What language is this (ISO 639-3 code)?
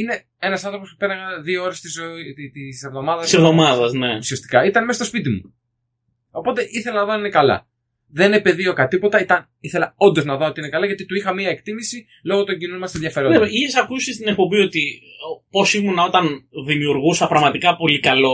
ell